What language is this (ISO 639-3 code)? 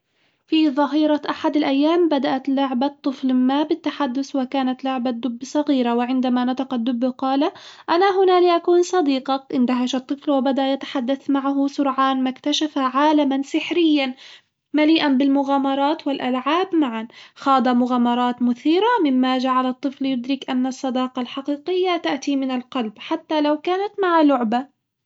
acw